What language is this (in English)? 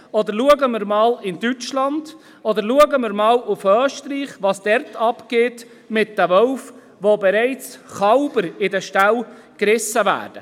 Swiss German